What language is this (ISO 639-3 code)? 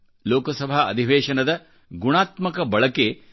kan